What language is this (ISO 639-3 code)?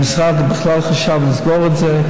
heb